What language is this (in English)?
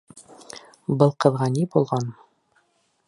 Bashkir